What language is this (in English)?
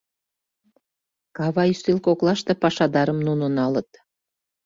Mari